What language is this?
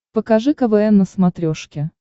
Russian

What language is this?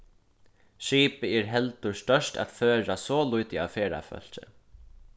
Faroese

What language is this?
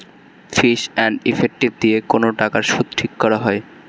Bangla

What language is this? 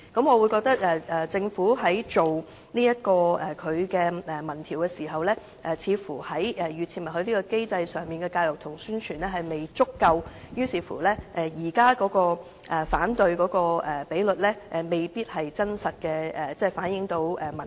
Cantonese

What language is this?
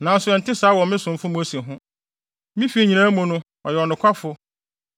Akan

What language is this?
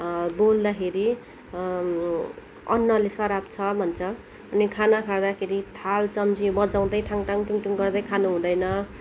Nepali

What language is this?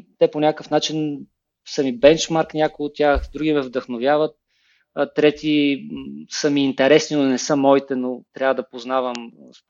Bulgarian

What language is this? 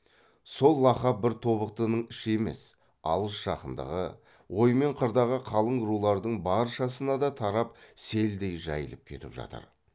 Kazakh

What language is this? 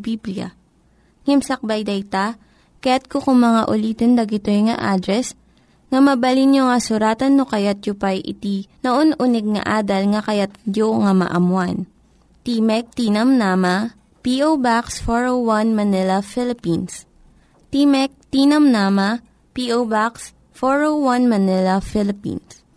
Filipino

